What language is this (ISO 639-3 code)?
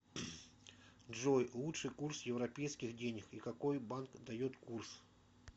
rus